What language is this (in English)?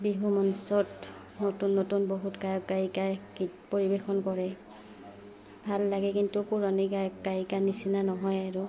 Assamese